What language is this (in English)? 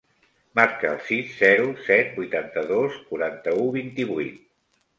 Catalan